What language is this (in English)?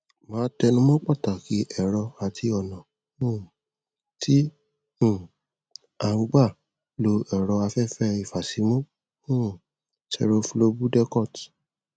Yoruba